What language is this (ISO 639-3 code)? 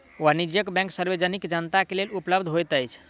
mai